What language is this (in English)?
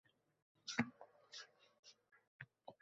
Uzbek